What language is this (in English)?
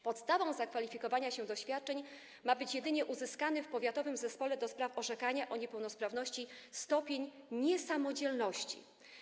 Polish